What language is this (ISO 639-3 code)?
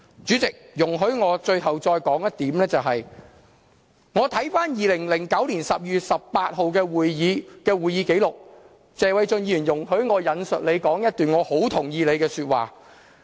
yue